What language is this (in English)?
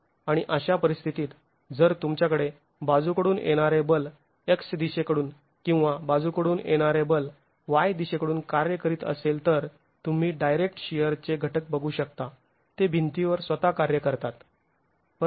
Marathi